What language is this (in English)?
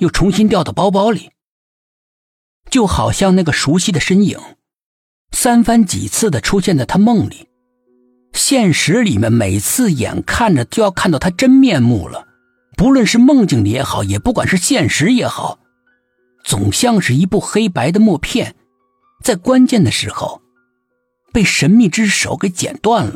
Chinese